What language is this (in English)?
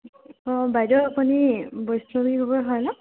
Assamese